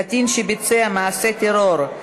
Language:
Hebrew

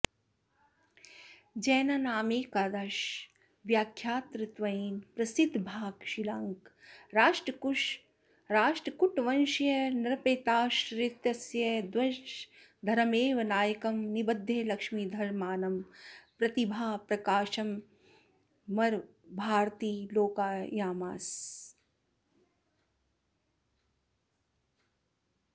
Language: Sanskrit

